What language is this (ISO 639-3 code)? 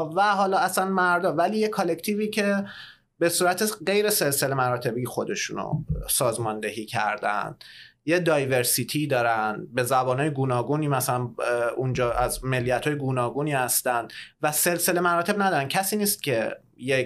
fas